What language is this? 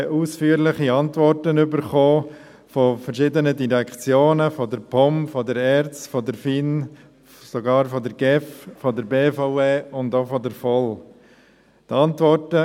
Swiss German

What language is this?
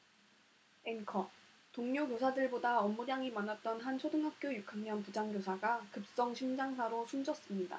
Korean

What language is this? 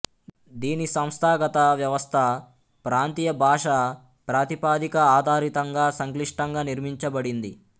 Telugu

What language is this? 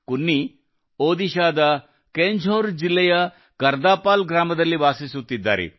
Kannada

